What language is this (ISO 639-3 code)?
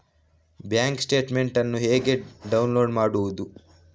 kan